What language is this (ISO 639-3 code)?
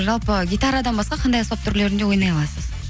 kaz